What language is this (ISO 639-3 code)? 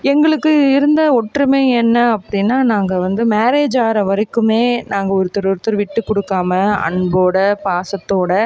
tam